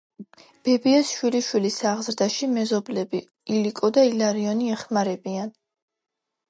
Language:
Georgian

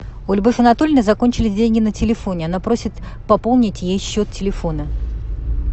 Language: Russian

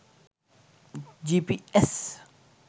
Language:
Sinhala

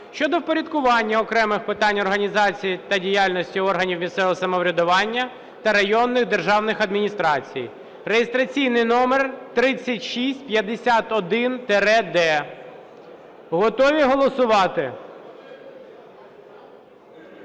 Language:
Ukrainian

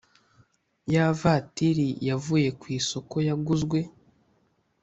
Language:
Kinyarwanda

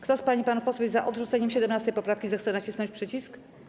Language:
Polish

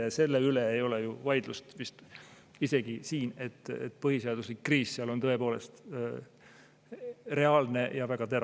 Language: Estonian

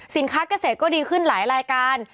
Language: Thai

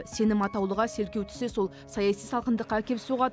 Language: Kazakh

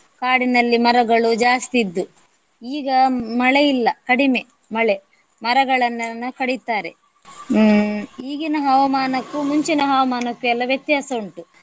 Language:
Kannada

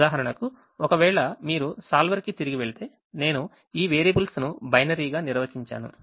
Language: Telugu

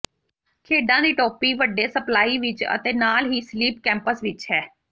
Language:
Punjabi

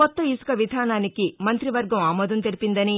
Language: Telugu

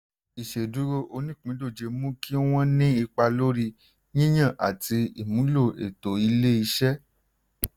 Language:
Yoruba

